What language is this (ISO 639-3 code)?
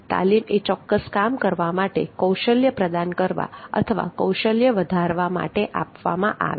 guj